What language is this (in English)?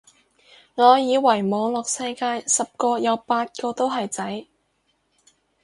Cantonese